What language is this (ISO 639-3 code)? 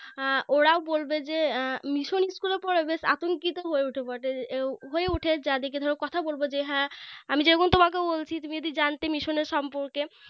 ben